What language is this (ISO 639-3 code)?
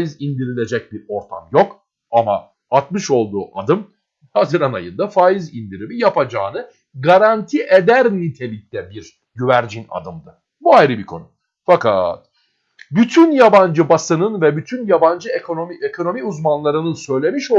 tur